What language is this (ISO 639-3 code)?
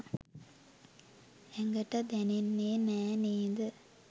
sin